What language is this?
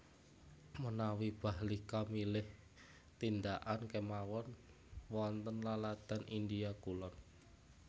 Javanese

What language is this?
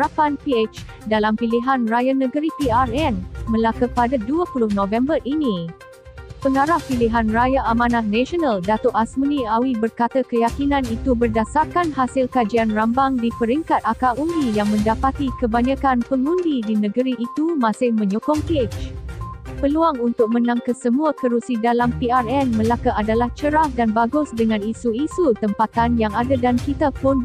Malay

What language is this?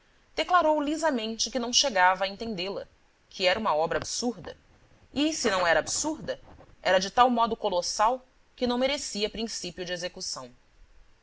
Portuguese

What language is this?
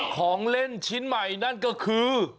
Thai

